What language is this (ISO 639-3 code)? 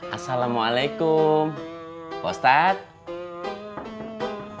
ind